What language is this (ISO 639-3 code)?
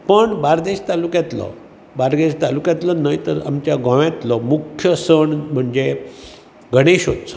kok